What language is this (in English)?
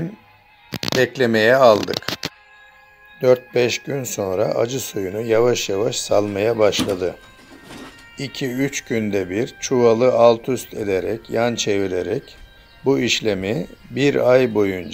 Turkish